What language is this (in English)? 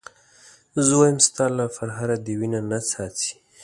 Pashto